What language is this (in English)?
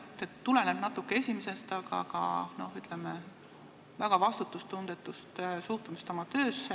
Estonian